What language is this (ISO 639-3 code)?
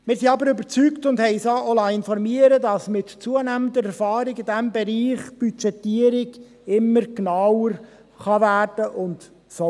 gsw